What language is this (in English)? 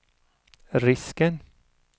Swedish